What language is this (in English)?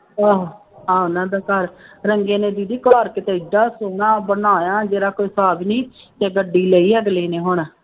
Punjabi